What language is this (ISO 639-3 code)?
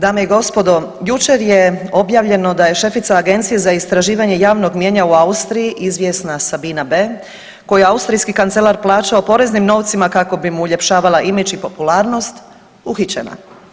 hrv